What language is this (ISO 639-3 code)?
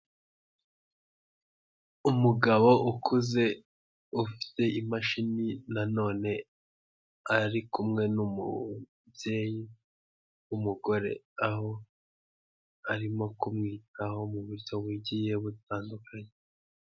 kin